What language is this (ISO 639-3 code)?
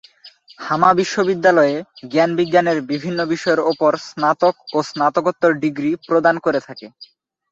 ben